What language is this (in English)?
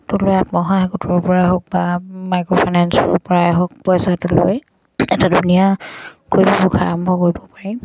Assamese